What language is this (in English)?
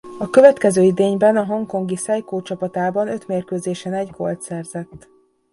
Hungarian